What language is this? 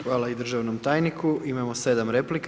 Croatian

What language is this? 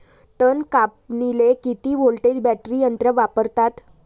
Marathi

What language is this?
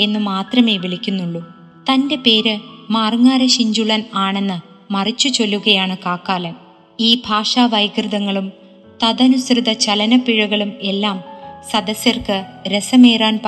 Malayalam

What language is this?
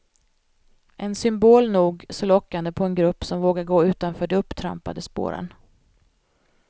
Swedish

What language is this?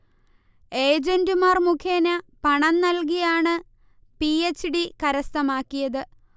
Malayalam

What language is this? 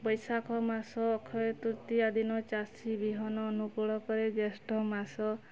Odia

